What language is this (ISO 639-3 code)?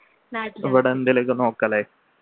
mal